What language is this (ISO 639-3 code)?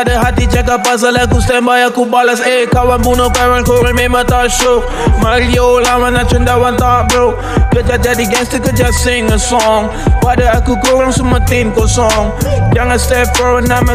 msa